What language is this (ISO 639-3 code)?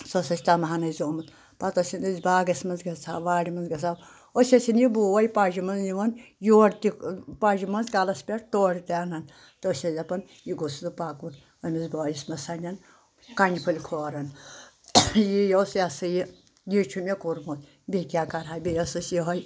kas